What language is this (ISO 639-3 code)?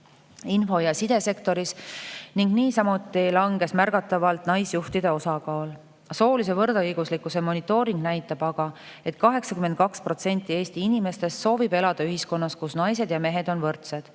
est